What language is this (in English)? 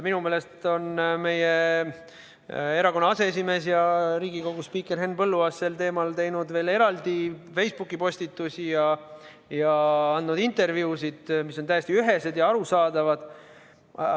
Estonian